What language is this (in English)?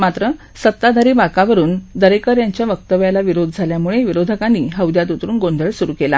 Marathi